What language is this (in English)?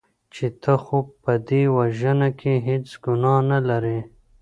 Pashto